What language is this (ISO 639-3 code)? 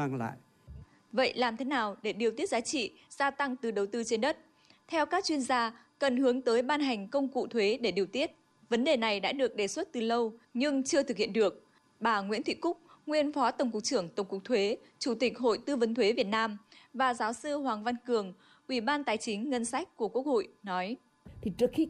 vie